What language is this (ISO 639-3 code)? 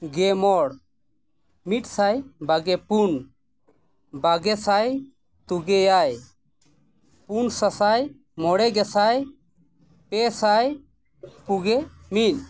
sat